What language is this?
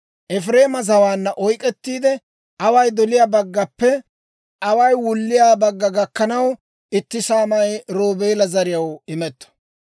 Dawro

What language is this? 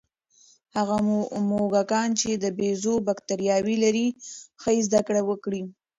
Pashto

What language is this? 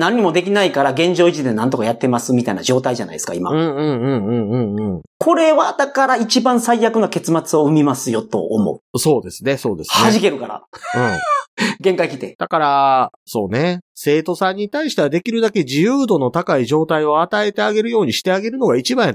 Japanese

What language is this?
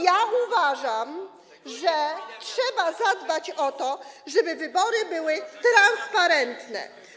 Polish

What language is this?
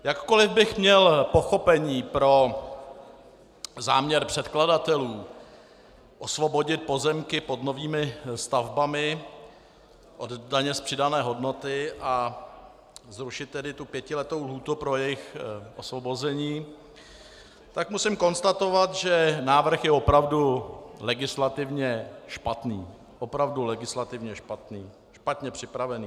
Czech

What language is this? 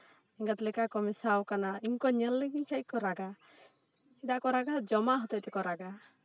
Santali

